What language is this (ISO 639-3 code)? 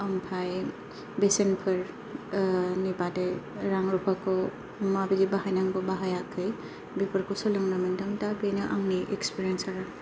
brx